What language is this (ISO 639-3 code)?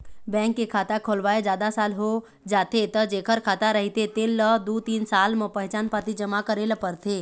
hne